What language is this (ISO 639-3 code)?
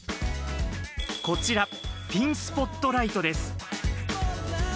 jpn